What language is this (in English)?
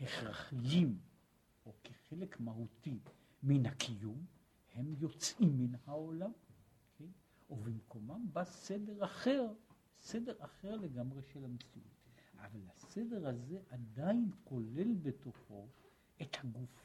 Hebrew